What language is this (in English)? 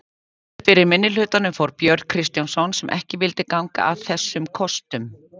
Icelandic